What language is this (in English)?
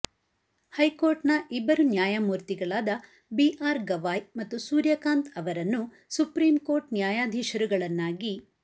Kannada